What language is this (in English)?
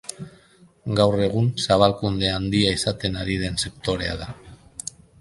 Basque